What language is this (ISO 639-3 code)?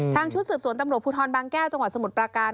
tha